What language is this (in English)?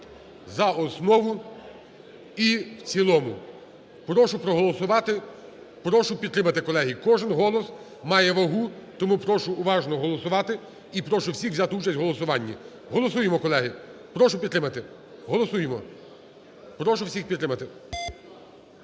Ukrainian